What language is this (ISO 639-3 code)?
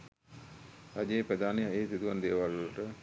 sin